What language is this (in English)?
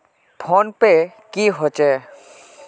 Magahi